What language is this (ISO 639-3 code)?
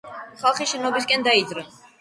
kat